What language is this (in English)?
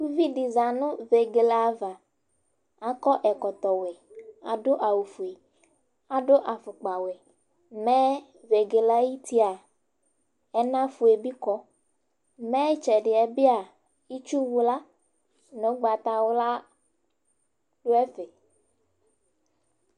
Ikposo